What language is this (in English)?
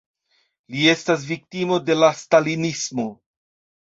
Esperanto